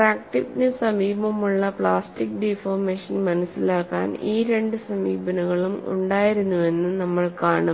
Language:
Malayalam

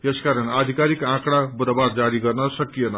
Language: Nepali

